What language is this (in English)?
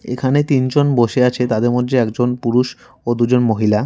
Bangla